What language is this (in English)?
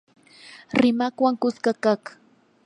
Yanahuanca Pasco Quechua